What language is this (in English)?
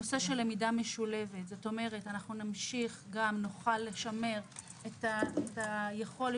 Hebrew